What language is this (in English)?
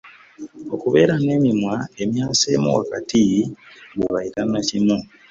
Ganda